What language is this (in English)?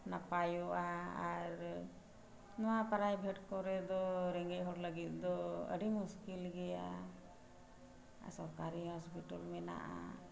Santali